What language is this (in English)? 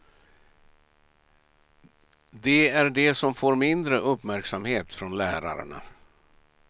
Swedish